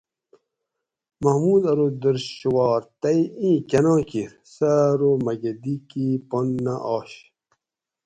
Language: Gawri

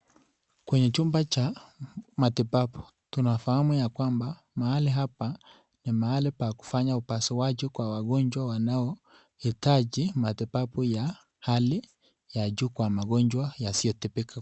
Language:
Swahili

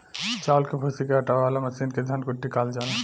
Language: Bhojpuri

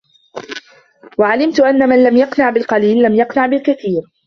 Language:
Arabic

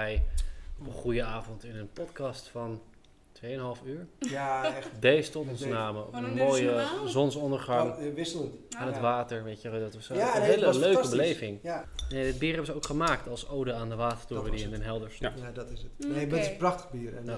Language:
Dutch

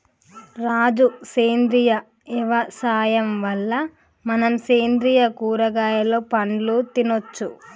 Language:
Telugu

